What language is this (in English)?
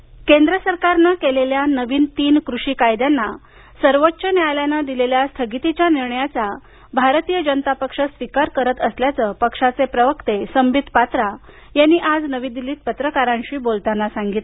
Marathi